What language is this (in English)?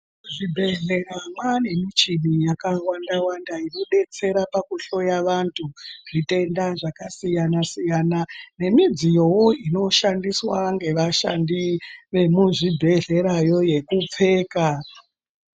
Ndau